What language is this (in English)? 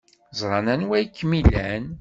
Kabyle